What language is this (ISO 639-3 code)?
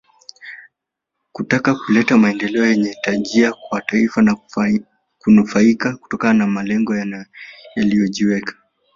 swa